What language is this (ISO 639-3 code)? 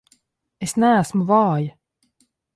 lav